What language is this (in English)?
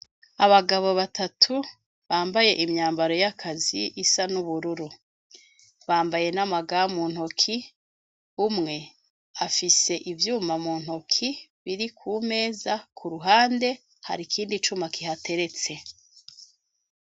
Rundi